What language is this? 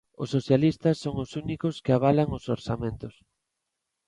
Galician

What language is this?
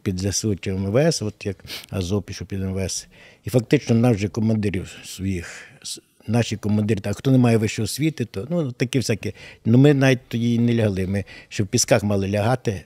Ukrainian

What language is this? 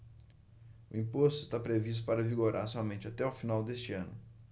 Portuguese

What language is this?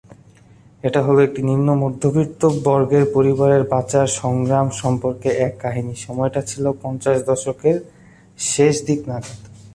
Bangla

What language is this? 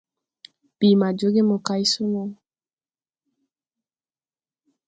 Tupuri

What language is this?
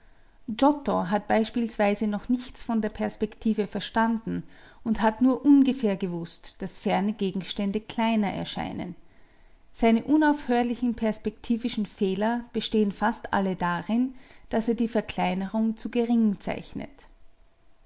German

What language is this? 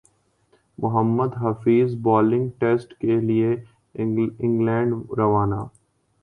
Urdu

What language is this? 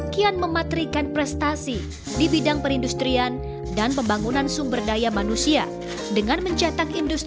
Indonesian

